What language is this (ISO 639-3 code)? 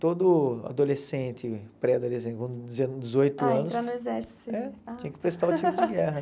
por